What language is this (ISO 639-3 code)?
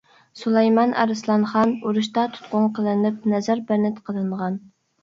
uig